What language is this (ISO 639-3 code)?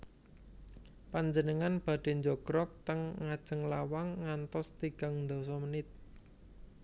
jav